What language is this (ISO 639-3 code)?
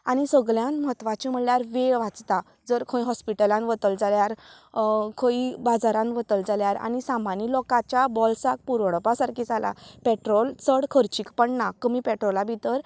kok